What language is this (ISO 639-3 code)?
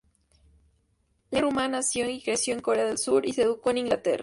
spa